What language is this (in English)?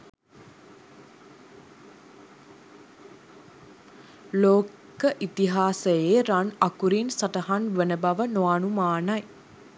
Sinhala